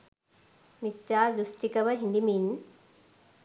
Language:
Sinhala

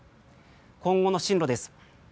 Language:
Japanese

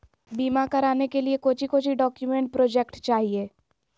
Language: Magahi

